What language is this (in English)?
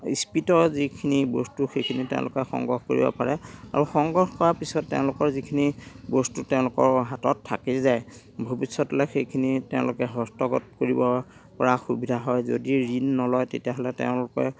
Assamese